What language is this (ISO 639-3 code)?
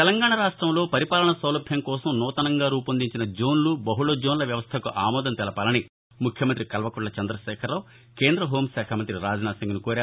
tel